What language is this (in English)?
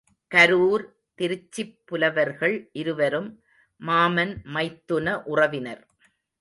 Tamil